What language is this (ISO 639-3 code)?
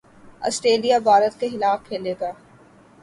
urd